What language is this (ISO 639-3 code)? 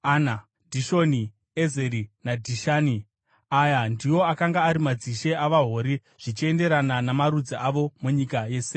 sna